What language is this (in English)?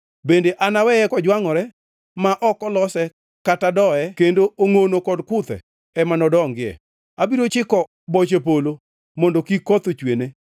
Luo (Kenya and Tanzania)